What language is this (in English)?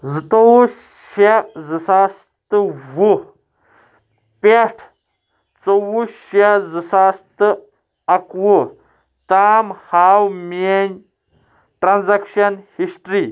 Kashmiri